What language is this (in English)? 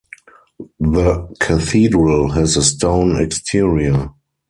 English